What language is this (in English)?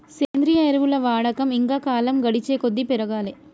Telugu